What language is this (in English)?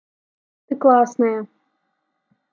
Russian